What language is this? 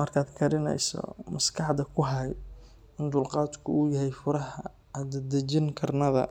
Somali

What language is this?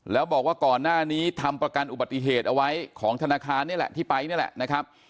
Thai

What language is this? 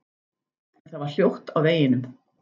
Icelandic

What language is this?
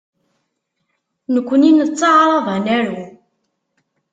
Kabyle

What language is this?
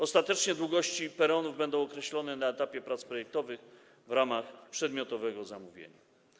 Polish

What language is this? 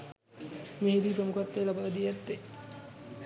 Sinhala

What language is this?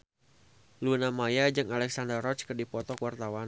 Sundanese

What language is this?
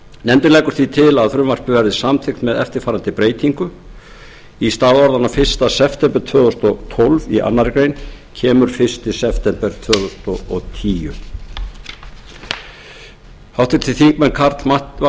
Icelandic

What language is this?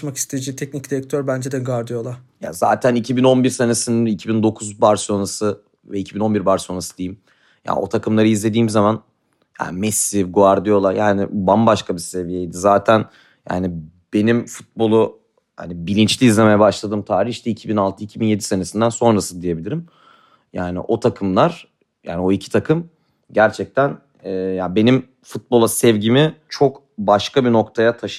Turkish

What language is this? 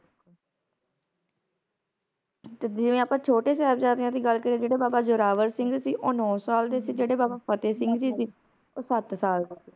Punjabi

